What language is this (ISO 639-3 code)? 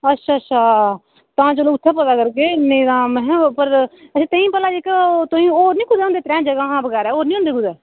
doi